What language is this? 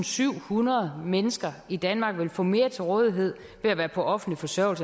Danish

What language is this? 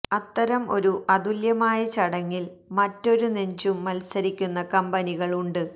Malayalam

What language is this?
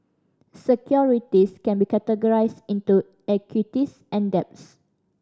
English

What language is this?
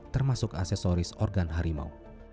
Indonesian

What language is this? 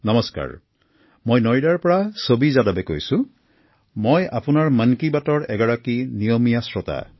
Assamese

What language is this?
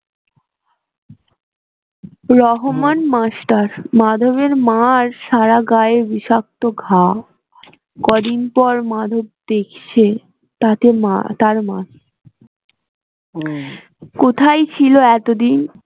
Bangla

